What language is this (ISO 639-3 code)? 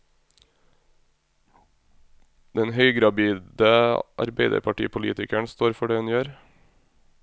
nor